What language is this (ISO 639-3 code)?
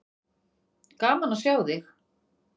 isl